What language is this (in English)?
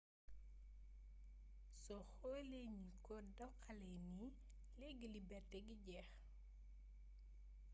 Wolof